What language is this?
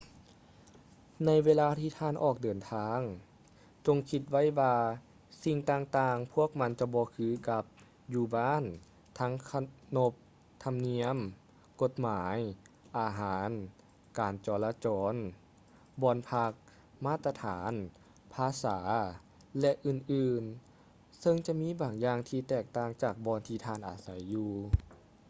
Lao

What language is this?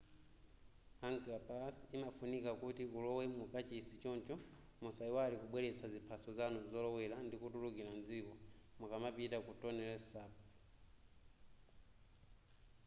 Nyanja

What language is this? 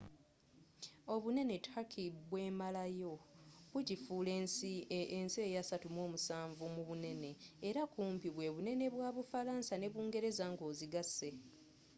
Ganda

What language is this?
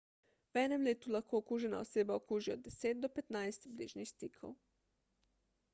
Slovenian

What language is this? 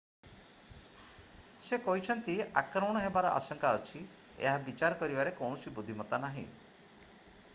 Odia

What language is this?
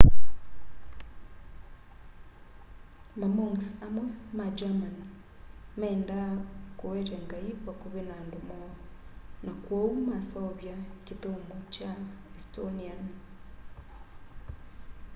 Kamba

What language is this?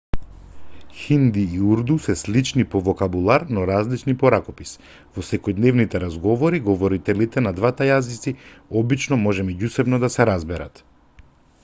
Macedonian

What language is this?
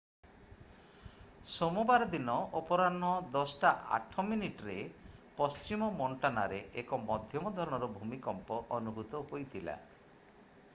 Odia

